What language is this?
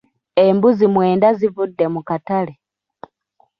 Ganda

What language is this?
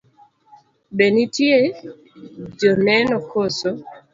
Luo (Kenya and Tanzania)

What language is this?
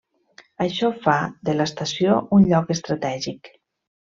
Catalan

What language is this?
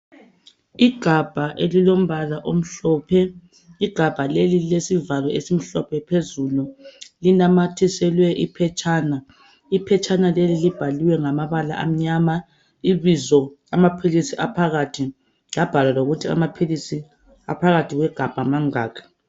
North Ndebele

